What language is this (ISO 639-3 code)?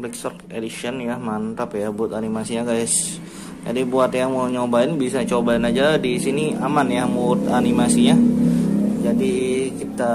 ind